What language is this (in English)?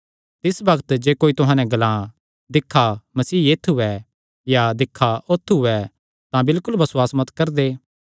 Kangri